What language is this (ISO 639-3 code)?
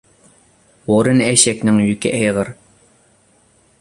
uig